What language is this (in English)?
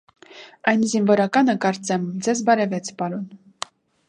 Armenian